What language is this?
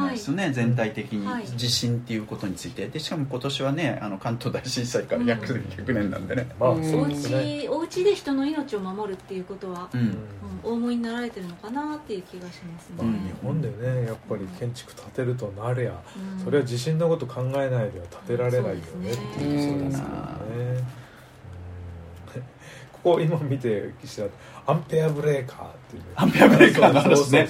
Japanese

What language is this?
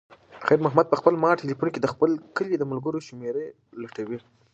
Pashto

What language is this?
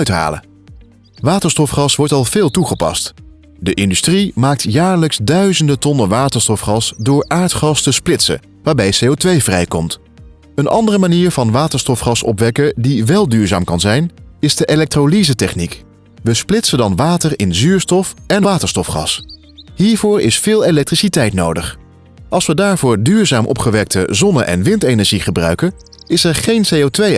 Dutch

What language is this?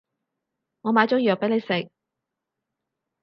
Cantonese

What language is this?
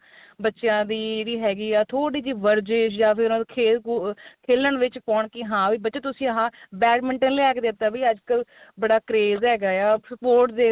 Punjabi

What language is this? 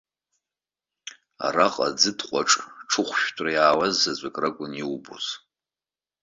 Abkhazian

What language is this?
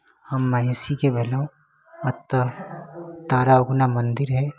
Maithili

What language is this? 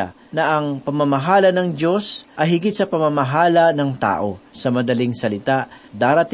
Filipino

